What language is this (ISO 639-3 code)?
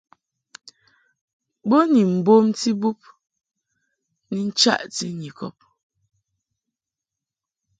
mhk